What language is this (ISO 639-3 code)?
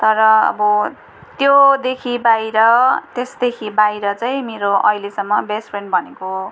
nep